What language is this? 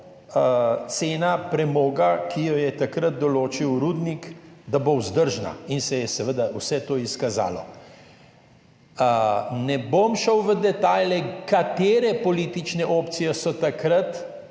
Slovenian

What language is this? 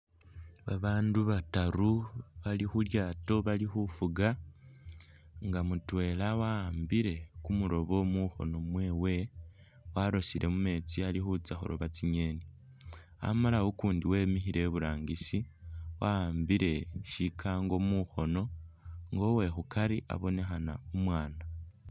Masaaba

